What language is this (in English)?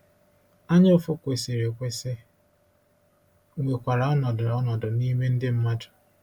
Igbo